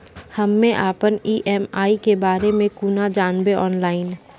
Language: Maithili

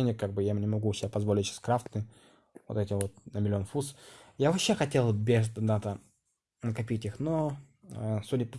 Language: Russian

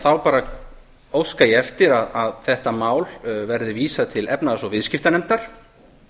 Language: Icelandic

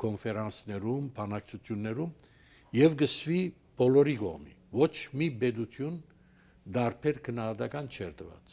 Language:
Turkish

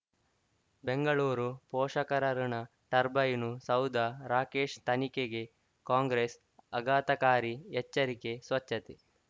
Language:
Kannada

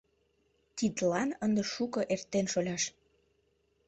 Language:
Mari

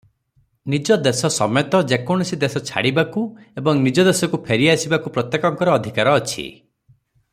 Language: Odia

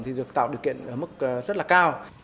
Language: Vietnamese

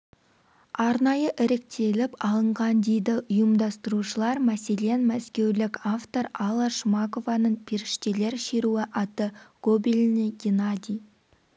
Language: Kazakh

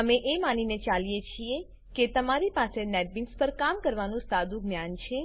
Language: Gujarati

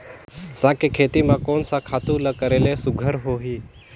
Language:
Chhattisgarhi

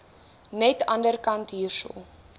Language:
Afrikaans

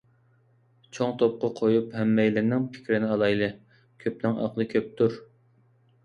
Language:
Uyghur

